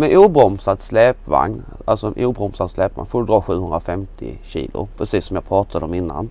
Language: Swedish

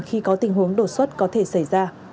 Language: Vietnamese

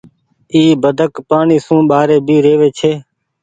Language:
Goaria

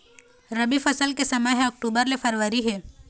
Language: Chhattisgarhi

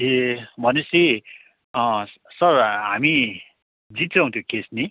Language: Nepali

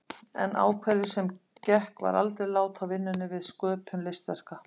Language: Icelandic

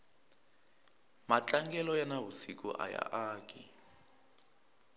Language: Tsonga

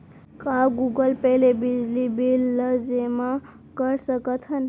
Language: Chhattisgarhi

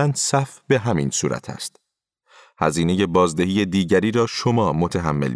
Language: Persian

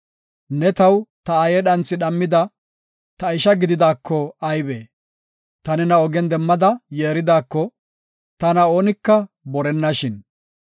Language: Gofa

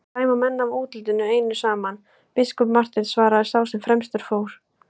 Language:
Icelandic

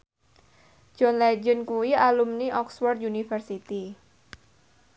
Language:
Javanese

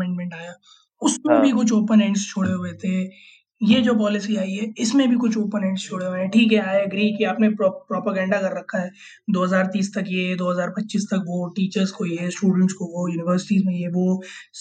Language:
Hindi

